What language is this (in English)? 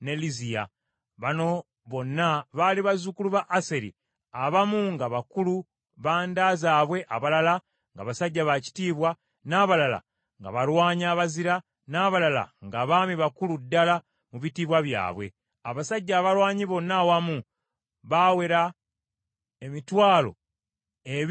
Ganda